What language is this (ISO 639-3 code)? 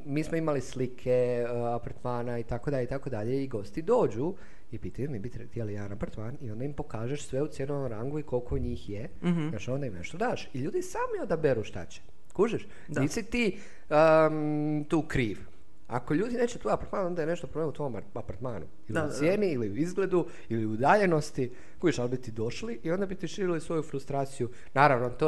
hrv